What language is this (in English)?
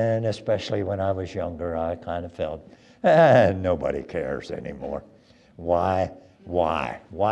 English